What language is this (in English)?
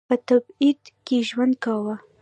Pashto